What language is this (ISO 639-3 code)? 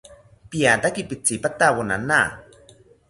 cpy